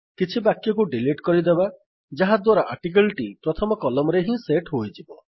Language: Odia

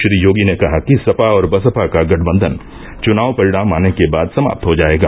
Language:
Hindi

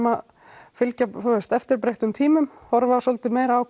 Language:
Icelandic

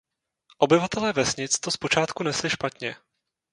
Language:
Czech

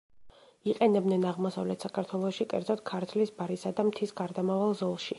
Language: Georgian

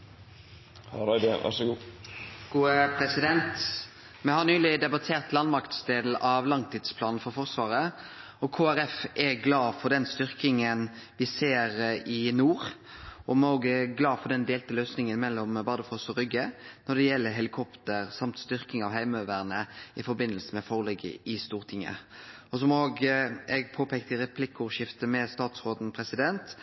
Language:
Norwegian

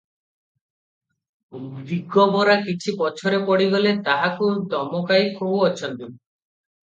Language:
Odia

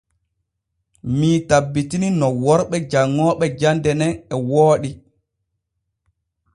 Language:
Borgu Fulfulde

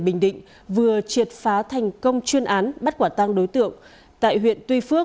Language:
Vietnamese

